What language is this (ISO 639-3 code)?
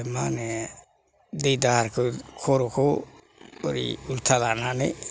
brx